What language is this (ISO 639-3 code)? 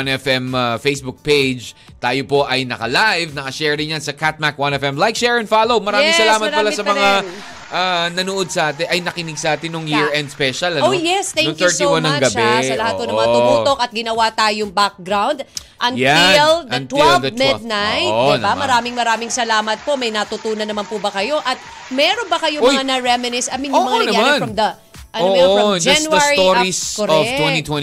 fil